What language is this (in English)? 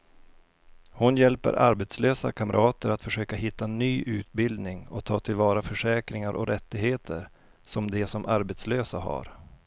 Swedish